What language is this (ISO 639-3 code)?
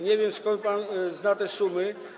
pol